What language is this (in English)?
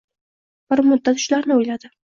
Uzbek